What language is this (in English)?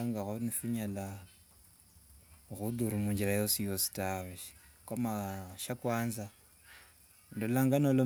Wanga